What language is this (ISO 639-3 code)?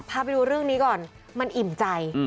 tha